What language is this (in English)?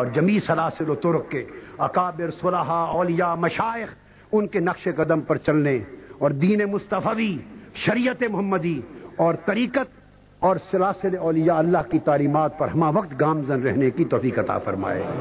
Urdu